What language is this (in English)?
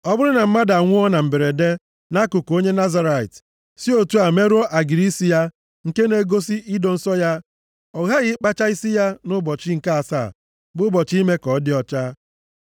Igbo